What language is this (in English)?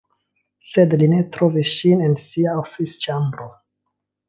Esperanto